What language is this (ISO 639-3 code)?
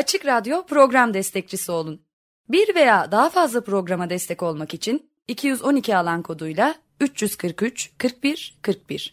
tur